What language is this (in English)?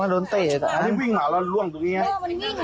Thai